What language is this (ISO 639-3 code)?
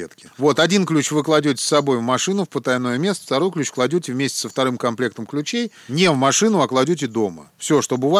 rus